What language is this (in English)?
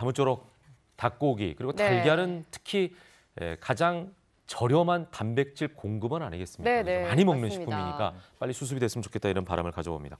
Korean